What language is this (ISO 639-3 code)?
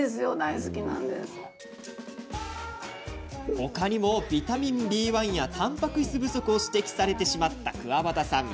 jpn